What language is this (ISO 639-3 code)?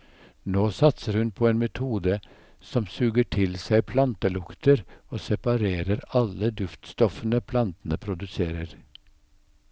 nor